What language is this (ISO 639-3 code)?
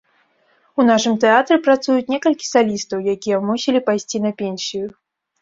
bel